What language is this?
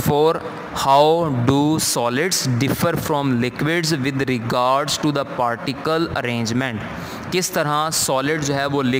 Hindi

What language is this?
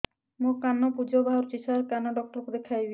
Odia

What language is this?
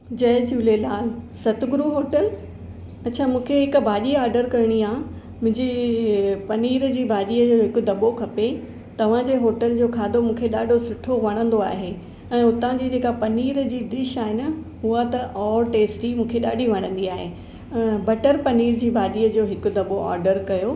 Sindhi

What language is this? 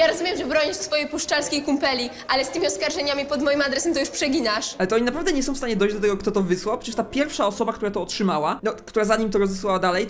Polish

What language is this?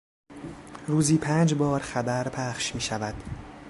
Persian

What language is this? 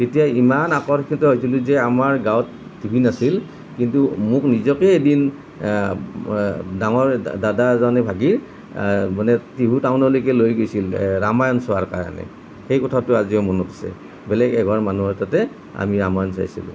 Assamese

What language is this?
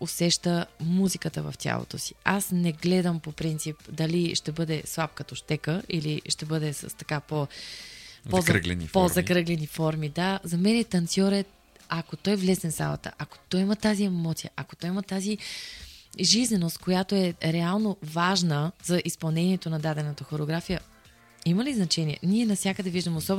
Bulgarian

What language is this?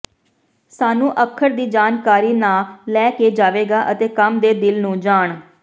Punjabi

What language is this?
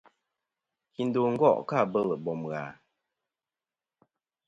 Kom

